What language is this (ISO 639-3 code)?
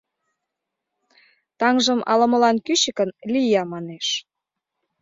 chm